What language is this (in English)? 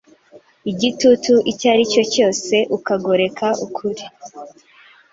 Kinyarwanda